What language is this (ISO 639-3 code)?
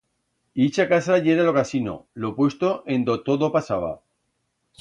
arg